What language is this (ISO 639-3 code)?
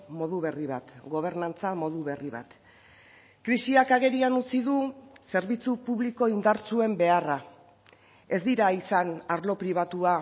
eus